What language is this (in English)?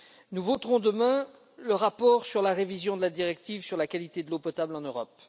French